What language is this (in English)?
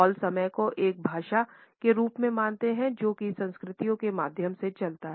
Hindi